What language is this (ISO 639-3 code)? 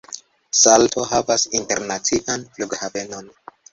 epo